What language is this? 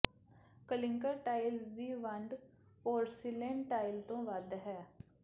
Punjabi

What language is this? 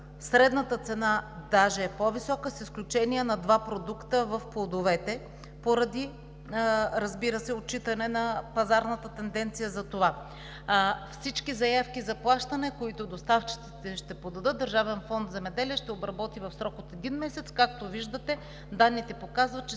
Bulgarian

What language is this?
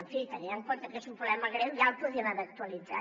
Catalan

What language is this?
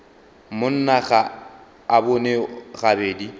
Northern Sotho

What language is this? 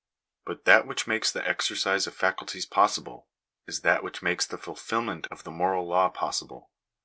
English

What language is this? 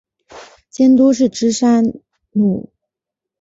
Chinese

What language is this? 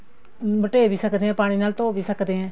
Punjabi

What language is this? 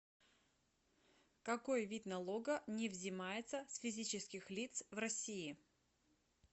Russian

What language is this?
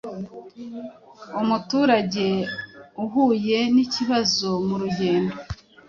Kinyarwanda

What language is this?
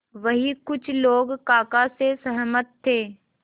Hindi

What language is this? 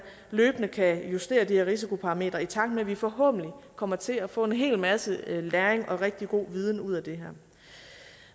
Danish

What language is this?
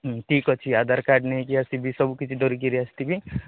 Odia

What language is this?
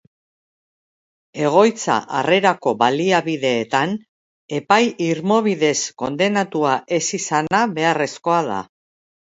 Basque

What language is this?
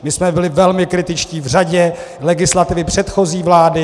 Czech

